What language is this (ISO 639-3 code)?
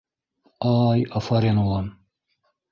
bak